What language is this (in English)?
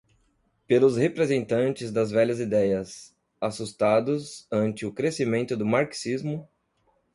Portuguese